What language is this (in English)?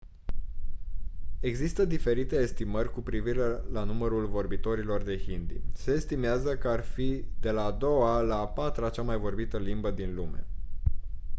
Romanian